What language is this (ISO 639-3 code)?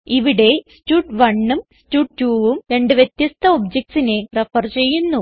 mal